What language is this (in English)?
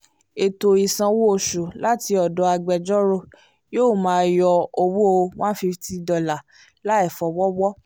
Yoruba